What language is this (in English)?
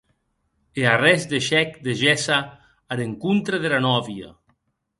Occitan